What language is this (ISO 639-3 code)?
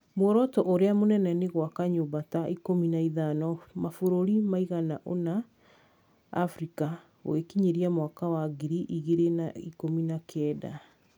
kik